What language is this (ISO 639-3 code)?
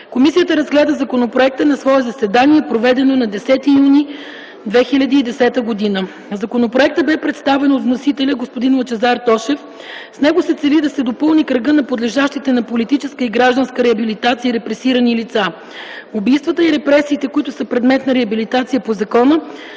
bul